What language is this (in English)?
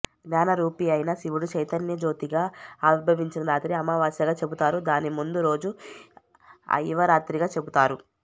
Telugu